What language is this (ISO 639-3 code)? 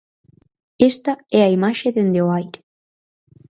glg